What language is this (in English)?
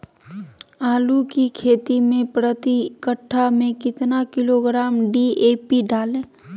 Magahi